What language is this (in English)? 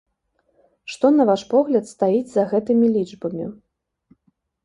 Belarusian